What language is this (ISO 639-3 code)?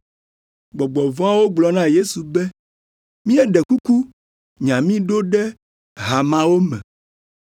ewe